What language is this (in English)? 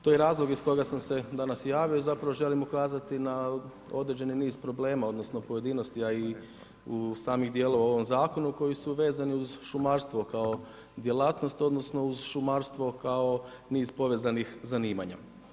Croatian